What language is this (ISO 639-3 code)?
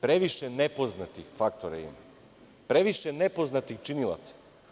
srp